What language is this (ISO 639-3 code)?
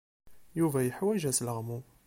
kab